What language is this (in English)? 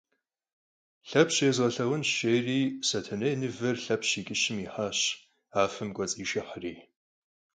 Kabardian